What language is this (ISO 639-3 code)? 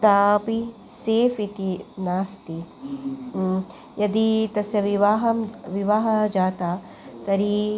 san